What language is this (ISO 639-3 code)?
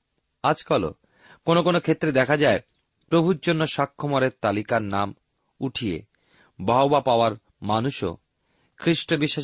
ben